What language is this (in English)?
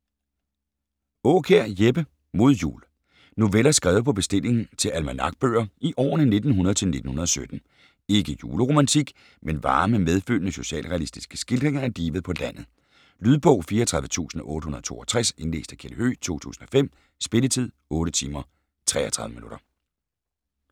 Danish